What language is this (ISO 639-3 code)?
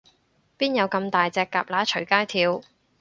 yue